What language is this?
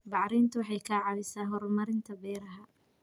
Somali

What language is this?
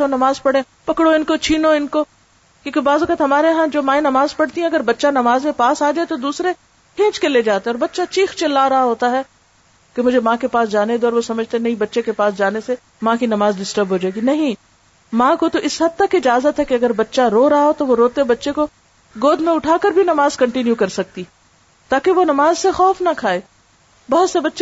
Urdu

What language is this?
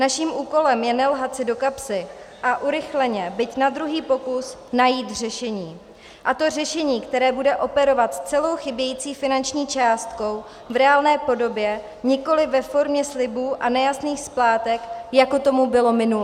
Czech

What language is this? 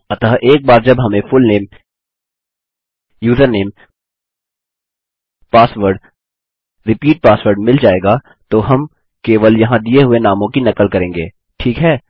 Hindi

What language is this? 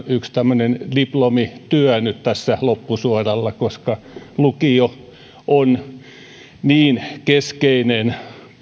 Finnish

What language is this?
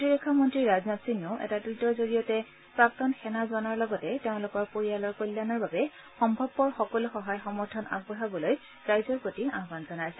Assamese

